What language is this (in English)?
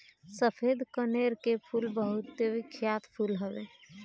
Bhojpuri